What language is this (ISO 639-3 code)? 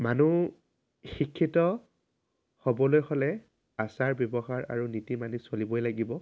asm